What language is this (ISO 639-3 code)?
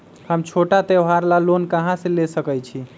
mag